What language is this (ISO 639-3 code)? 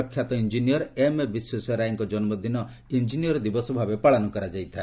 ori